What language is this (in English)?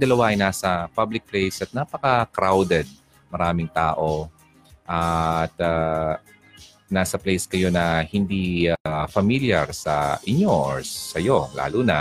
Filipino